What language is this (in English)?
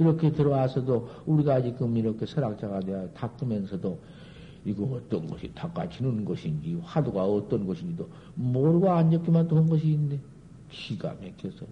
Korean